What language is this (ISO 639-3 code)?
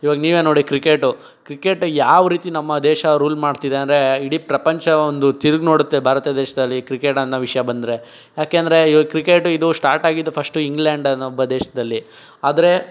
kan